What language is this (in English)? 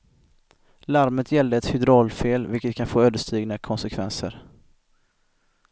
Swedish